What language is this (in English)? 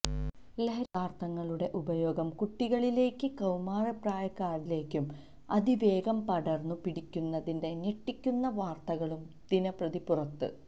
Malayalam